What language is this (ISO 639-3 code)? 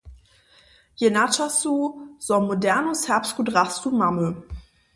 hsb